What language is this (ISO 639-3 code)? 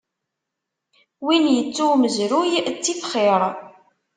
kab